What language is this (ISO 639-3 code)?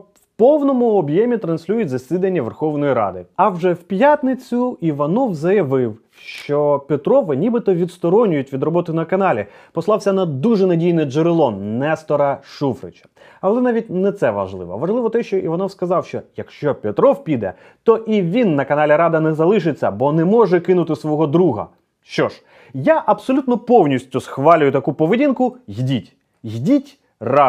ukr